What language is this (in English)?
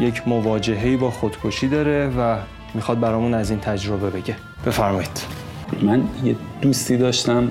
Persian